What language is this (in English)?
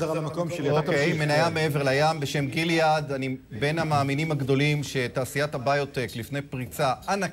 Hebrew